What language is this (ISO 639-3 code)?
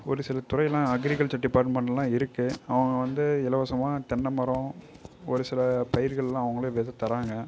tam